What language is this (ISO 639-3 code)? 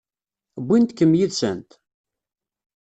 kab